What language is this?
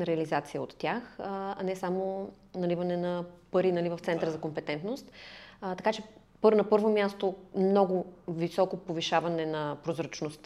Bulgarian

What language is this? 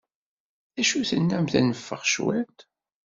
Kabyle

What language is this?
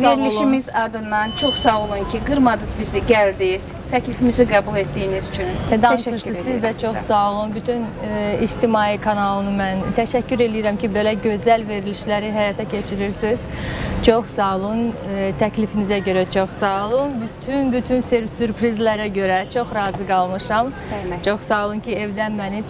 Turkish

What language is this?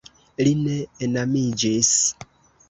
Esperanto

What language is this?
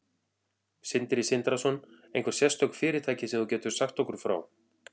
Icelandic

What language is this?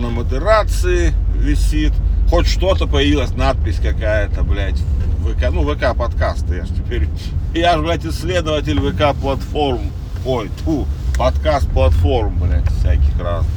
Russian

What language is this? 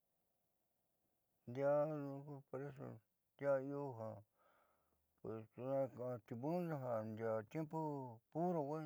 Southeastern Nochixtlán Mixtec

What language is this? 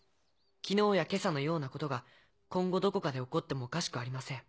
Japanese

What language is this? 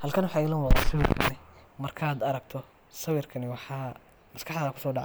Somali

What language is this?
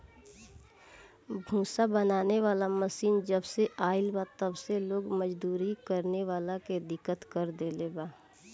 Bhojpuri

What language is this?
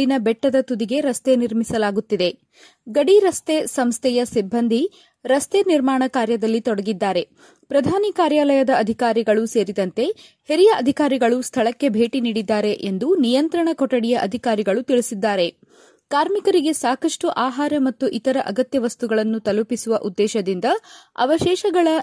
Kannada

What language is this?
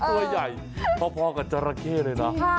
Thai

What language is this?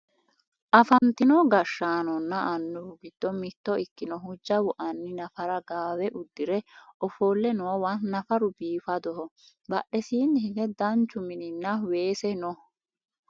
Sidamo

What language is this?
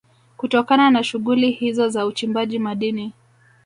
Swahili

